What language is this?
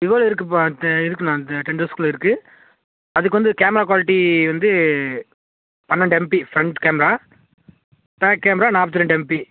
Tamil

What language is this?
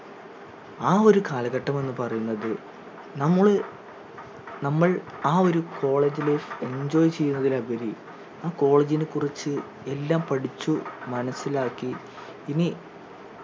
Malayalam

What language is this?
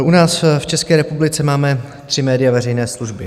Czech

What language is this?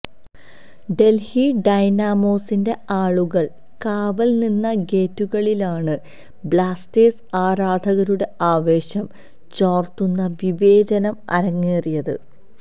Malayalam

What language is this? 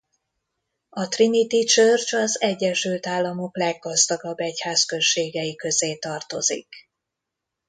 Hungarian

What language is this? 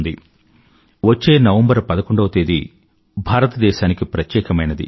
Telugu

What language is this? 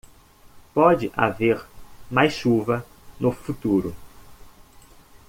Portuguese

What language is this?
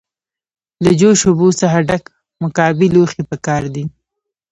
Pashto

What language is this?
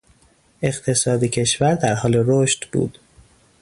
Persian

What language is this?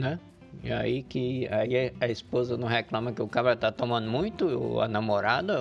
Portuguese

